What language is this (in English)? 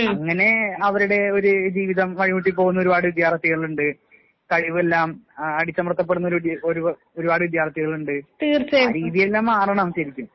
Malayalam